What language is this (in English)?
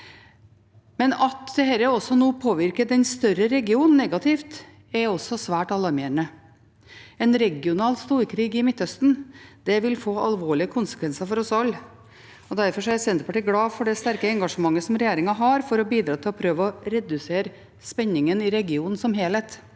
Norwegian